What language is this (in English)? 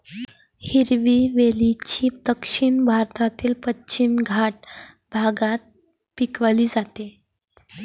Marathi